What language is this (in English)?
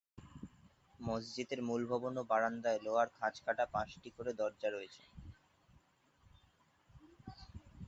Bangla